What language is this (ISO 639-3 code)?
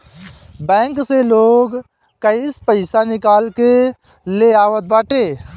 bho